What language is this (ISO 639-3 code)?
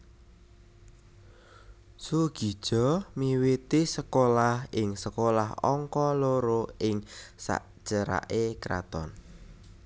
jav